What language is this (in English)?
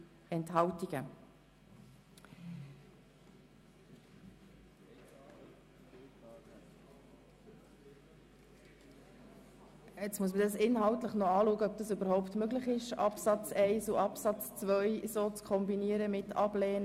Swiss German